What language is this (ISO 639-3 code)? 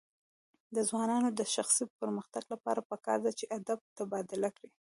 pus